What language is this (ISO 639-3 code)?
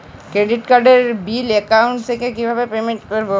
ben